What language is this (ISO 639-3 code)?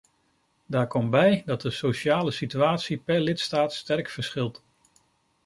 nld